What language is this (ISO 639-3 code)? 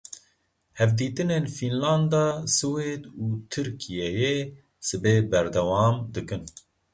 kur